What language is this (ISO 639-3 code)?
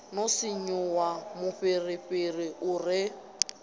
ven